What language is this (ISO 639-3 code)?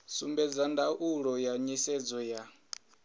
ven